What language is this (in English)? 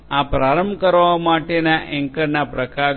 Gujarati